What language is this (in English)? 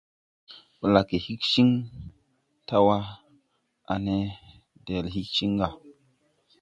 Tupuri